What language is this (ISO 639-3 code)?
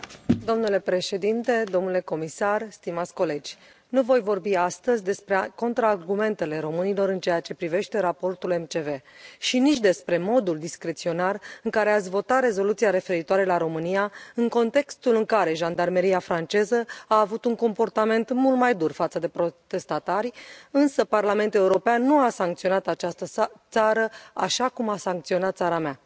ron